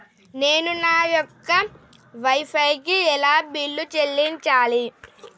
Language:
Telugu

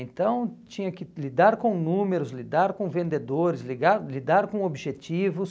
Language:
Portuguese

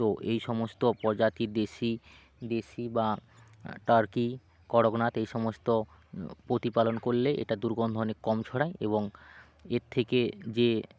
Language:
Bangla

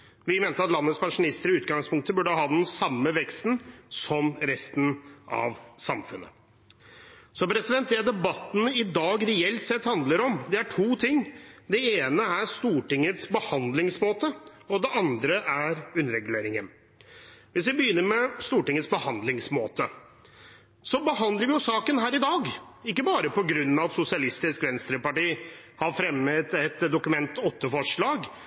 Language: Norwegian Bokmål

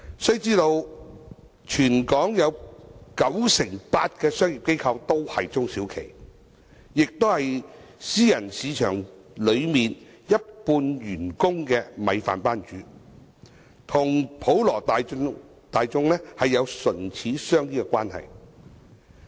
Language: Cantonese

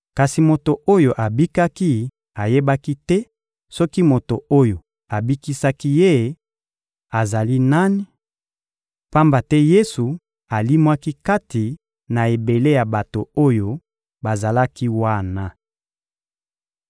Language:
Lingala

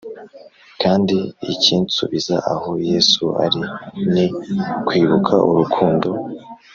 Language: Kinyarwanda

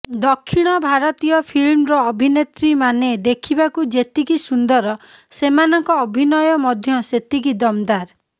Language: Odia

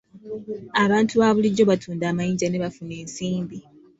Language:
Ganda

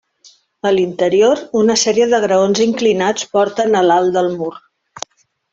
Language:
Catalan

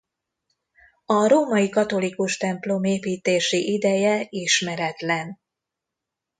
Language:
Hungarian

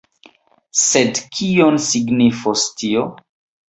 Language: Esperanto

